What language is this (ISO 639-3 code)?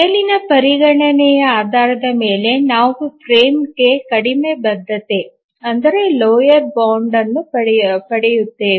kan